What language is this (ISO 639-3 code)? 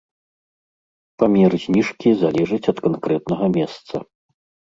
bel